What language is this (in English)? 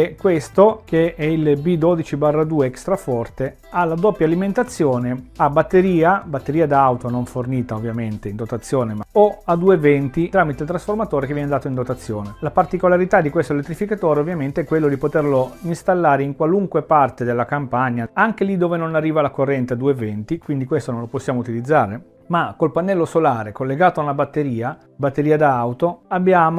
Italian